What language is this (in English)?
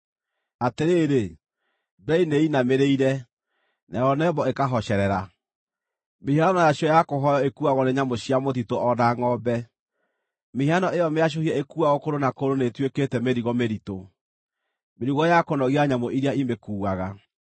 Kikuyu